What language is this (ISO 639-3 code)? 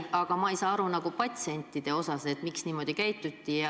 est